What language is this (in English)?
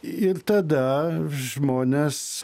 Lithuanian